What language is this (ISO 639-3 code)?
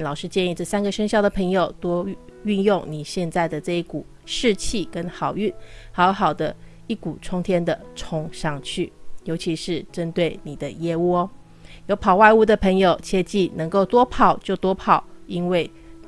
zho